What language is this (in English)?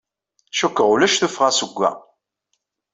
Kabyle